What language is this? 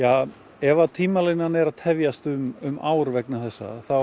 Icelandic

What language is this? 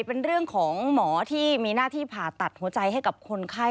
Thai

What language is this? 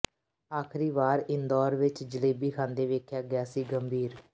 Punjabi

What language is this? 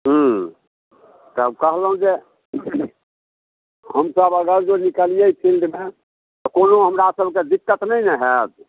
Maithili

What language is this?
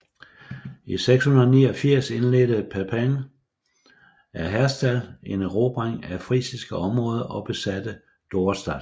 Danish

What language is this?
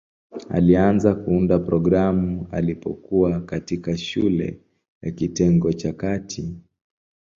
Swahili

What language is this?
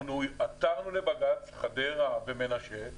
Hebrew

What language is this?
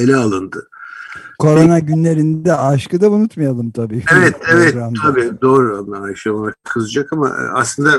Turkish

